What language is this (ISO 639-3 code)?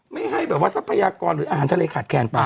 tha